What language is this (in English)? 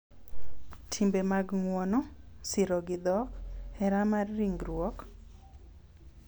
Luo (Kenya and Tanzania)